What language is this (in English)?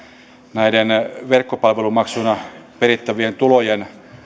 Finnish